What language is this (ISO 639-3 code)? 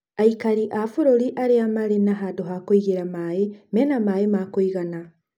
kik